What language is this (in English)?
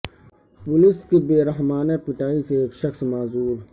Urdu